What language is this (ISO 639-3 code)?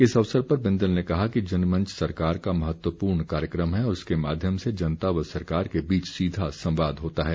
hin